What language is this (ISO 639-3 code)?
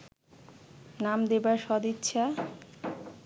ben